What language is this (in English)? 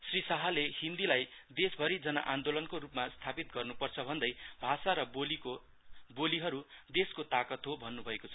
Nepali